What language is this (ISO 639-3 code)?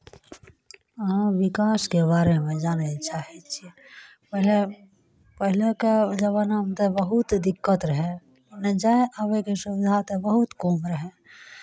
mai